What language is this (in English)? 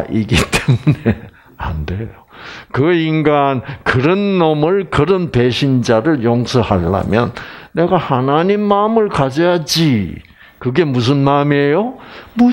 Korean